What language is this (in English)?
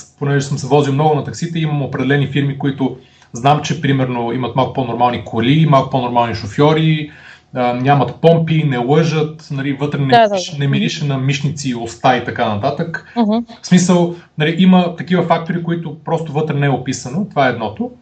Bulgarian